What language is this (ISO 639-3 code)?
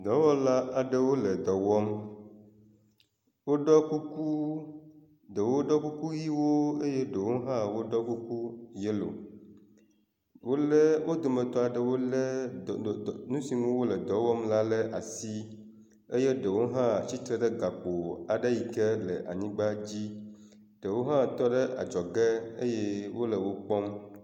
ewe